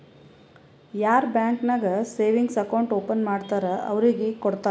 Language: Kannada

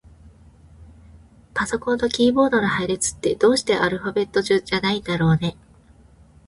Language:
Japanese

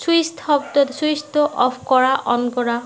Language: Assamese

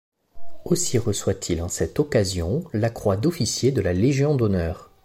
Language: French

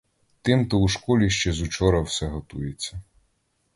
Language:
Ukrainian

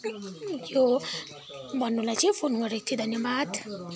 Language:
Nepali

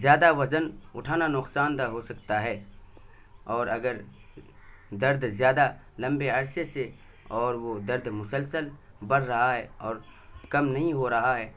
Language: Urdu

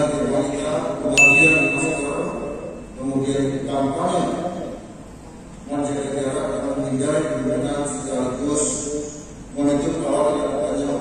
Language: Indonesian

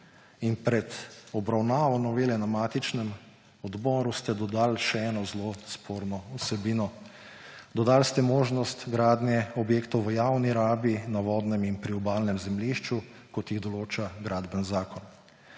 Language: Slovenian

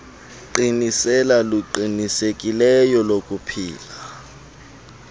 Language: Xhosa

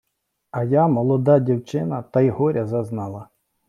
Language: Ukrainian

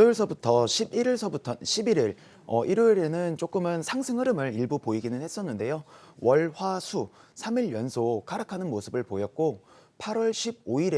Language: Korean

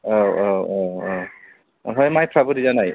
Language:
Bodo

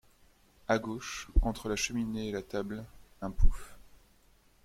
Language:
French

